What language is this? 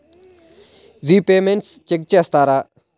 Telugu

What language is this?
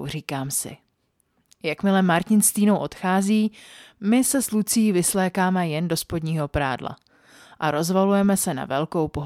Czech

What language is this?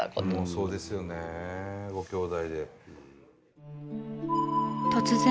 Japanese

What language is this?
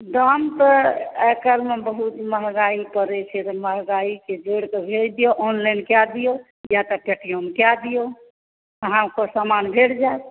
Maithili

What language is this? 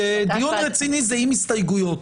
Hebrew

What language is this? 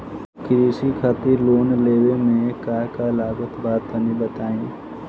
Bhojpuri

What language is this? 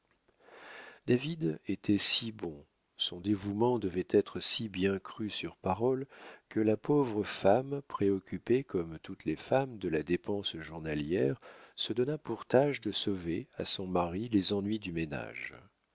French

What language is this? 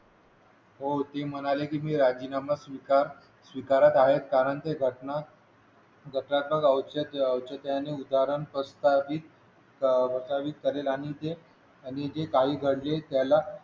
Marathi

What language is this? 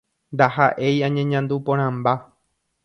Guarani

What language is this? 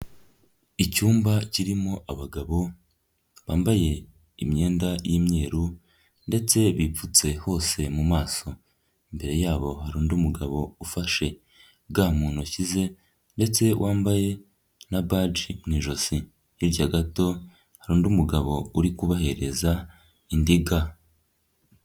Kinyarwanda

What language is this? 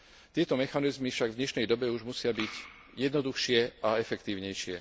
Slovak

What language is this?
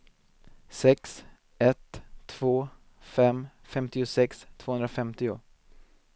Swedish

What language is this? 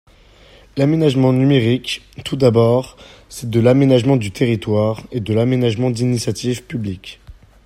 French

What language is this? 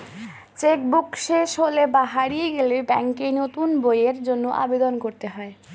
Bangla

